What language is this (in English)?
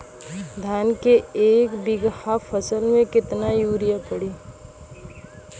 Bhojpuri